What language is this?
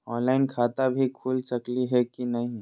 Magahi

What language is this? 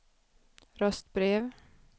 Swedish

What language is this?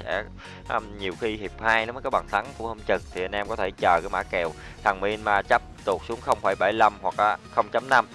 Vietnamese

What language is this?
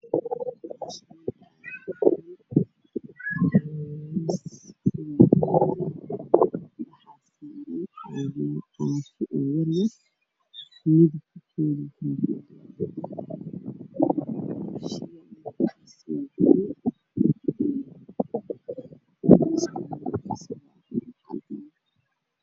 Somali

